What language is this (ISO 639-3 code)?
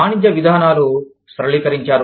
tel